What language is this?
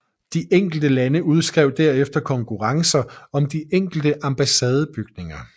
Danish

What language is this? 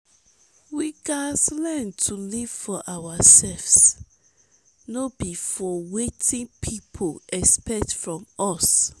Nigerian Pidgin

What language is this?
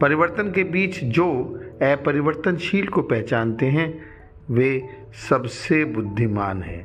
Hindi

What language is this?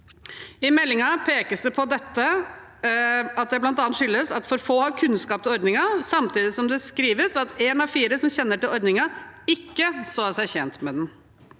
Norwegian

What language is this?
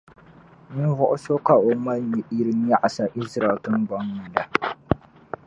Dagbani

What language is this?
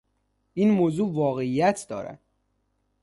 Persian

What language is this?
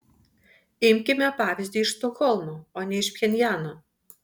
Lithuanian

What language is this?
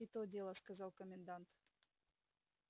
Russian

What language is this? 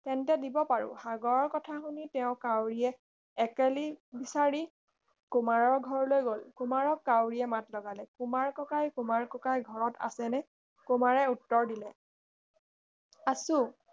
Assamese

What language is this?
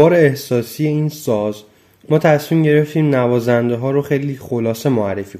Persian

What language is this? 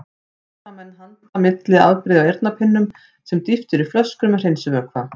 Icelandic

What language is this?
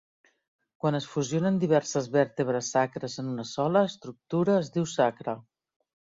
Catalan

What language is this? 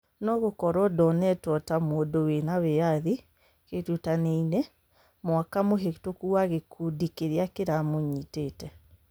Kikuyu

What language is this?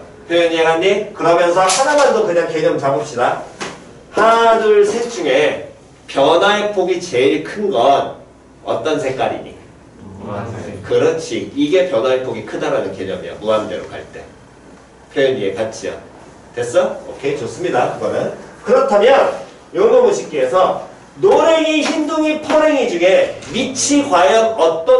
Korean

